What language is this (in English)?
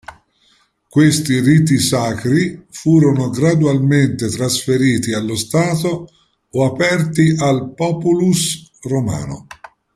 Italian